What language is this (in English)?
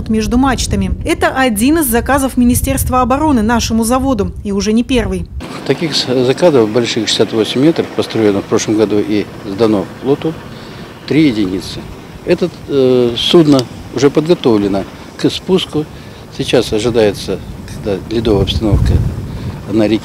Russian